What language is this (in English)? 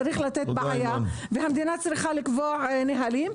Hebrew